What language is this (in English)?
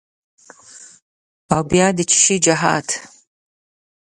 Pashto